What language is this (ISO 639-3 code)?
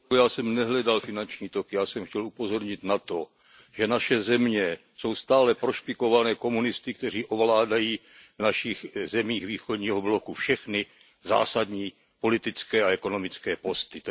ces